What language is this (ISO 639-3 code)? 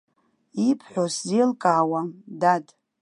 abk